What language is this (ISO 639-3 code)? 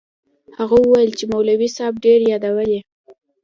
pus